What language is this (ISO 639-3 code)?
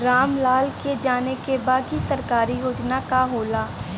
bho